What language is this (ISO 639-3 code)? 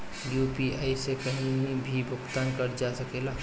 bho